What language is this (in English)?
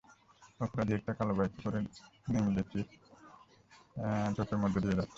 Bangla